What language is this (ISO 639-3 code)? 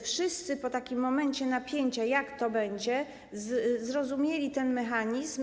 pol